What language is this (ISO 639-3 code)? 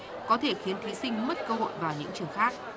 vie